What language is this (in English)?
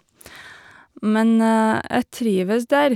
Norwegian